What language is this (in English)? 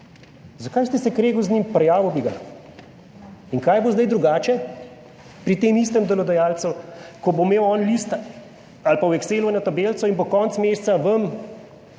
Slovenian